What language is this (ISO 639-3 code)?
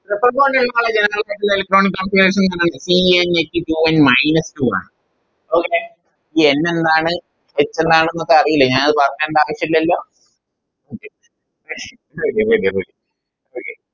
mal